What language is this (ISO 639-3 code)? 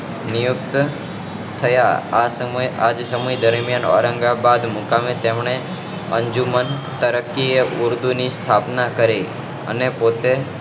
guj